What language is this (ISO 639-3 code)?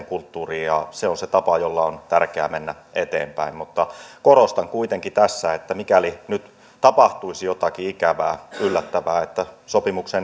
fin